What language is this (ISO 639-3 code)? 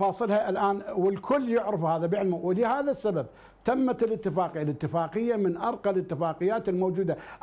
ara